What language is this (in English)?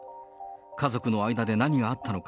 Japanese